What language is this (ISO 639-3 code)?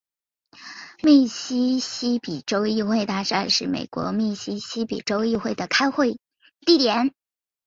zho